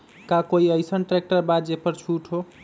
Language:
Magahi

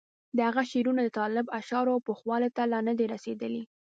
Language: Pashto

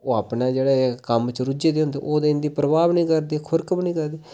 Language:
Dogri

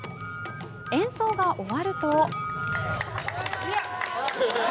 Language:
Japanese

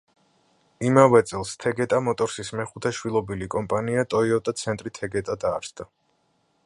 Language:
Georgian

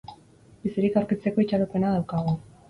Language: Basque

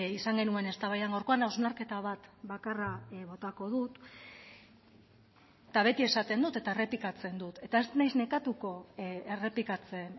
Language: Basque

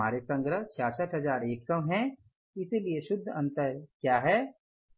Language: Hindi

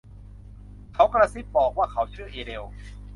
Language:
Thai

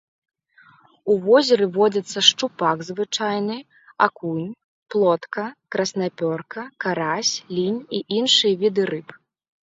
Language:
Belarusian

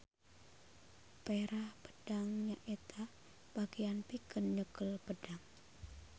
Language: Sundanese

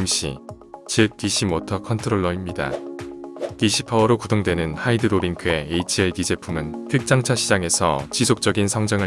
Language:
Korean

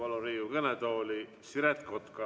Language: Estonian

